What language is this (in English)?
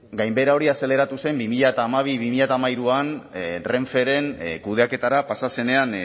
Basque